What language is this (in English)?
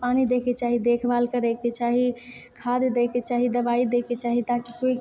Maithili